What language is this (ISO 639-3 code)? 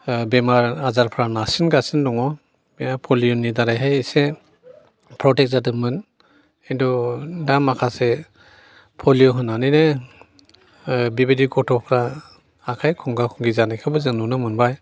brx